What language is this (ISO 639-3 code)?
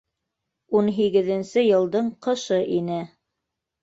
bak